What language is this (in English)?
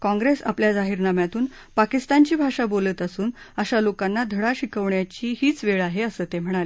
Marathi